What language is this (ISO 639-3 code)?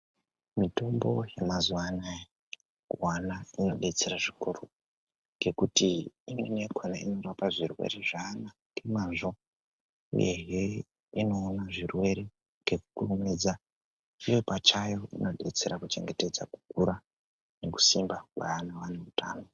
ndc